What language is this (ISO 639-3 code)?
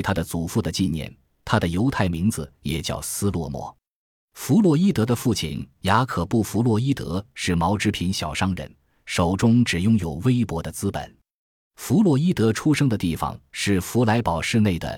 zho